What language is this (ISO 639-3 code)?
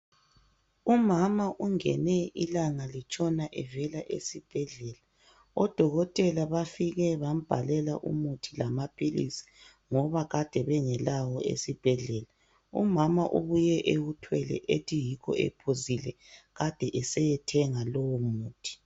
nde